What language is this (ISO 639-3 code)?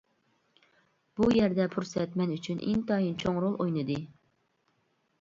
uig